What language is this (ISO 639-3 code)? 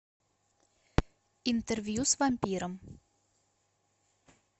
rus